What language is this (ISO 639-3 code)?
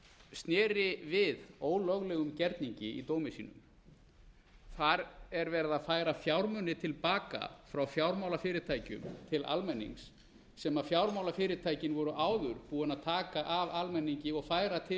isl